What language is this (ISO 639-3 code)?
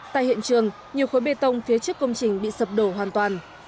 vie